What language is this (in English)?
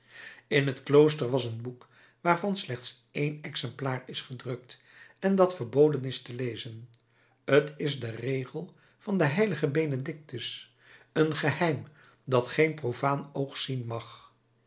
Dutch